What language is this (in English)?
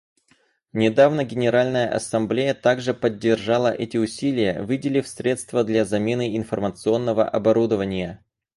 Russian